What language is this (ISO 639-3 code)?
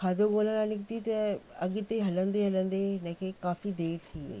snd